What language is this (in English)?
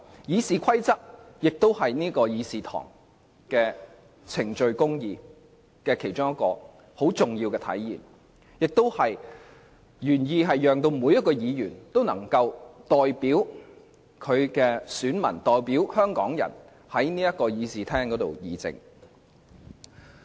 Cantonese